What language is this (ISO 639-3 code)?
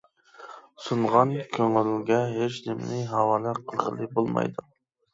uig